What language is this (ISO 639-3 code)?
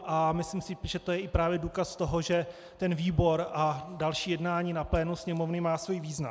ces